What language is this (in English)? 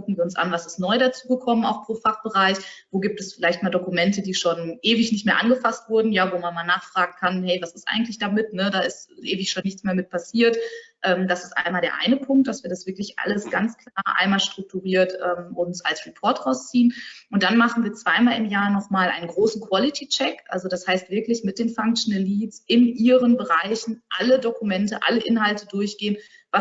German